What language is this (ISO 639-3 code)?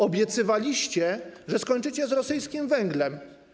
pol